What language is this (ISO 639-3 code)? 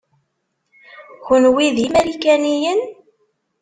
kab